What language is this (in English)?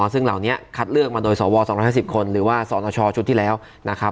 Thai